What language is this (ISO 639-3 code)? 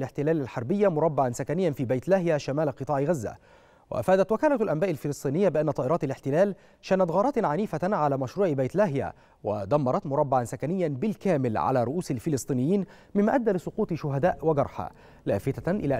ara